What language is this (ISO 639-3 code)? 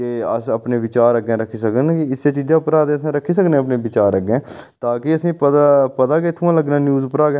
doi